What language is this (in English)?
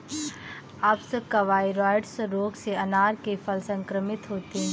Hindi